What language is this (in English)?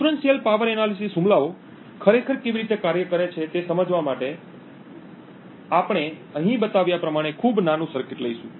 Gujarati